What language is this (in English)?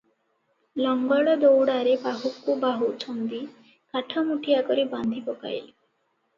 Odia